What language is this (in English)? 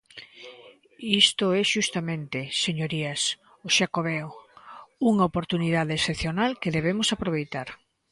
Galician